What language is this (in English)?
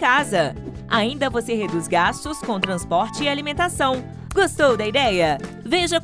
Portuguese